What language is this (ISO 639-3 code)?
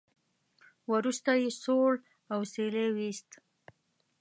pus